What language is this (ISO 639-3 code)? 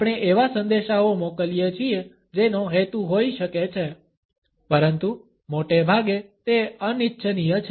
guj